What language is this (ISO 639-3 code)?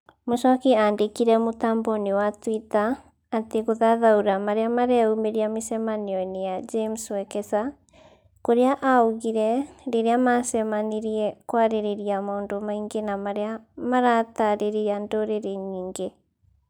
kik